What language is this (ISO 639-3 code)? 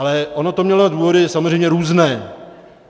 ces